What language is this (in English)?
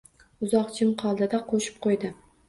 Uzbek